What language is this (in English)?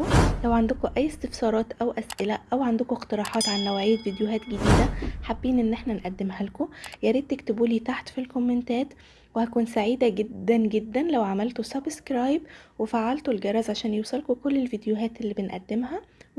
Arabic